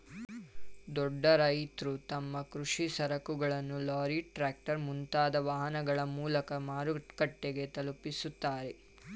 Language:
Kannada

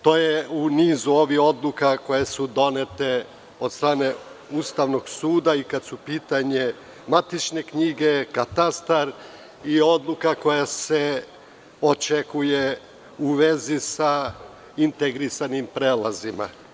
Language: Serbian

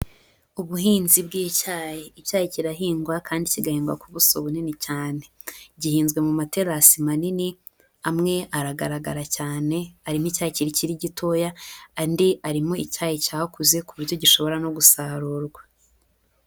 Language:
Kinyarwanda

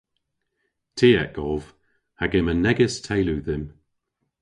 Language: Cornish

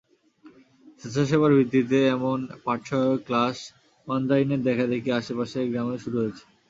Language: Bangla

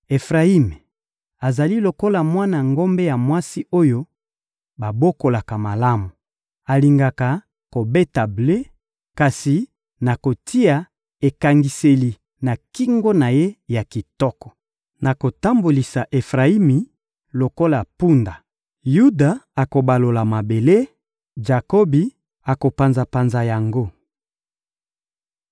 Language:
Lingala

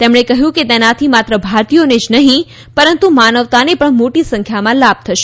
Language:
Gujarati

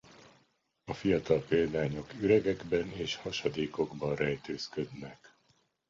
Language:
Hungarian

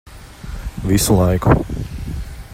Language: Latvian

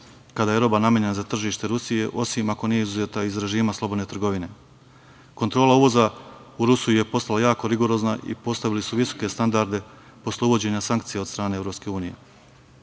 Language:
Serbian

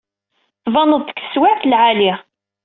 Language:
Kabyle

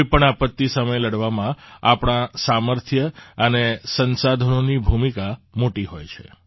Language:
Gujarati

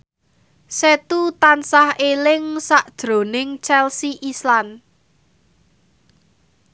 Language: Javanese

